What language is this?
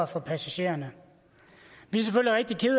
Danish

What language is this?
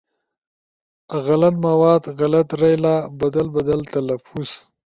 Ushojo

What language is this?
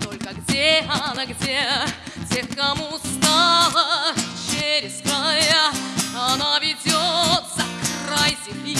Russian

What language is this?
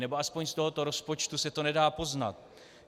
Czech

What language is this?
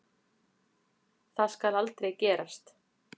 Icelandic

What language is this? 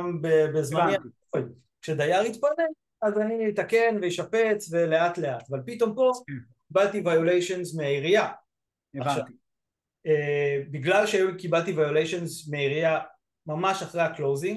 Hebrew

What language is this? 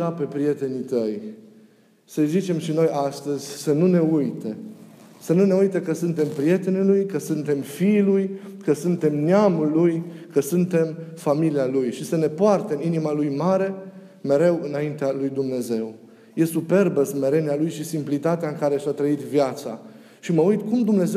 Romanian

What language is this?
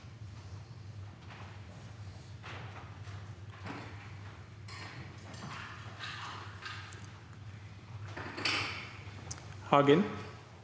Norwegian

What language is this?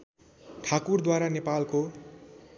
Nepali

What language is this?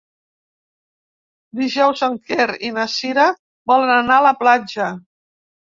Catalan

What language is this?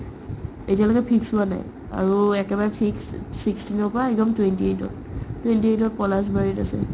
Assamese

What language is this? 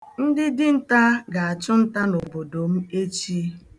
Igbo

